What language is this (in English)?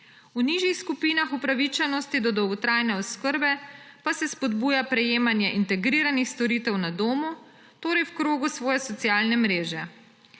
Slovenian